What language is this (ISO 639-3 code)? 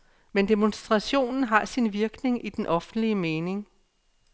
dan